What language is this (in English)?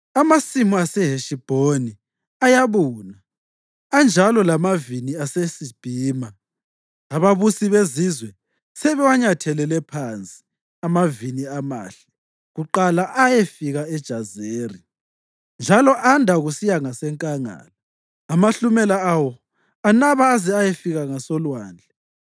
North Ndebele